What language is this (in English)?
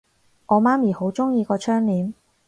Cantonese